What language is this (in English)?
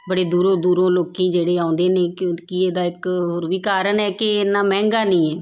Punjabi